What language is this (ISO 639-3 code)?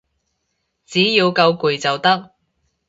yue